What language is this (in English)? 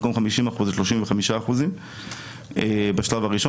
Hebrew